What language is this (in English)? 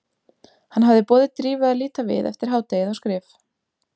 Icelandic